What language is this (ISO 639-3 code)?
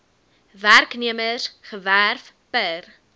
afr